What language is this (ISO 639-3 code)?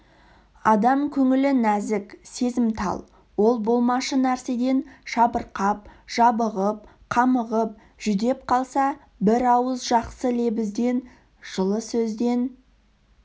kaz